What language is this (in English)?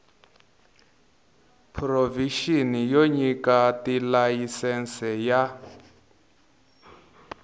Tsonga